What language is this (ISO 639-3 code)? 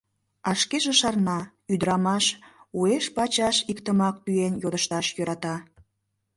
chm